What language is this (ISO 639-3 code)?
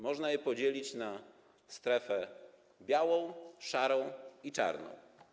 pol